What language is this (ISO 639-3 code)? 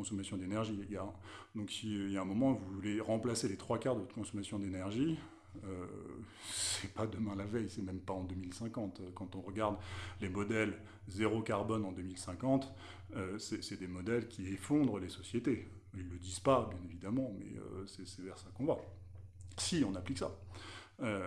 fra